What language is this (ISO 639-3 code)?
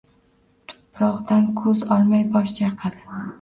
uzb